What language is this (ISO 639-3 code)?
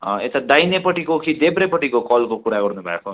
nep